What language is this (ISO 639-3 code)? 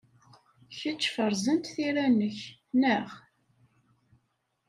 kab